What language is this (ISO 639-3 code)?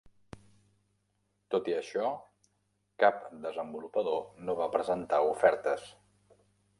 cat